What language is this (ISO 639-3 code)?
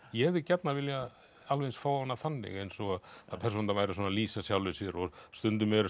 isl